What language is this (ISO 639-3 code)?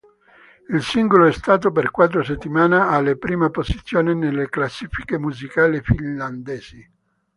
ita